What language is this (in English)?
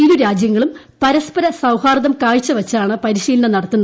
Malayalam